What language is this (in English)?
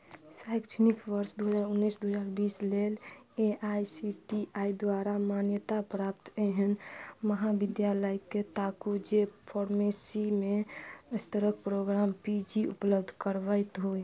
Maithili